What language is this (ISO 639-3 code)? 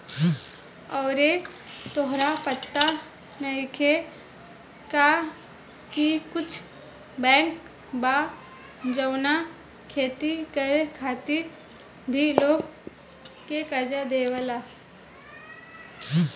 bho